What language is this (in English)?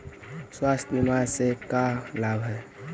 Magahi